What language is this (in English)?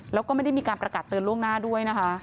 Thai